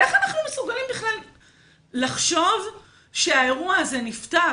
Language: Hebrew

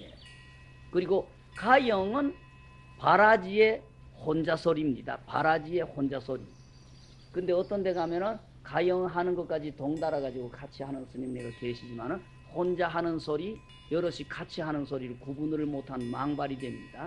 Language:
Korean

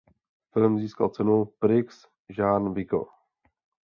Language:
Czech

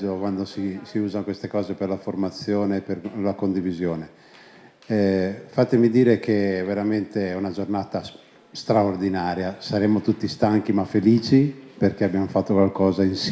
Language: Italian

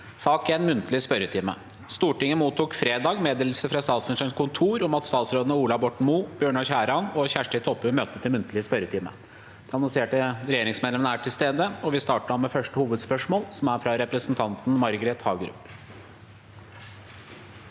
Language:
Norwegian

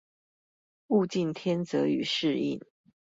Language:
Chinese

